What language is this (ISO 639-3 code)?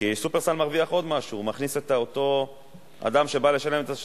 heb